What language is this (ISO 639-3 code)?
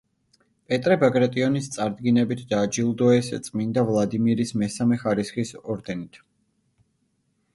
kat